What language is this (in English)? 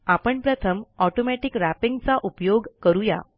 Marathi